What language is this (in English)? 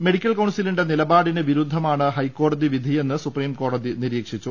Malayalam